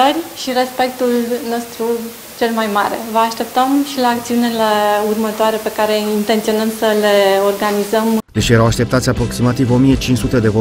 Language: Romanian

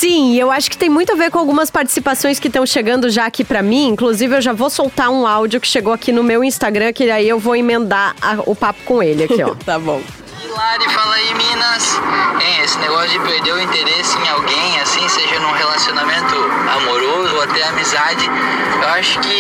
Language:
Portuguese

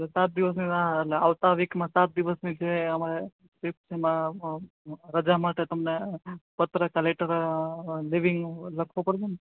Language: Gujarati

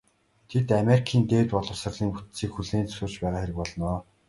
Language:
Mongolian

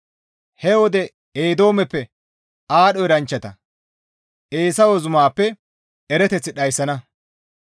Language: Gamo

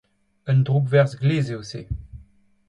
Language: Breton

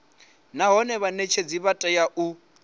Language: Venda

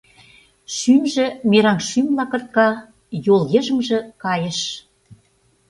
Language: Mari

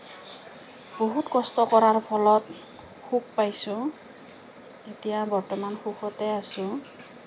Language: Assamese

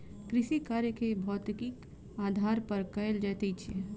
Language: Maithili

